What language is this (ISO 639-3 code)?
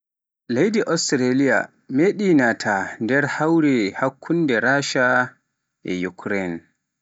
fuf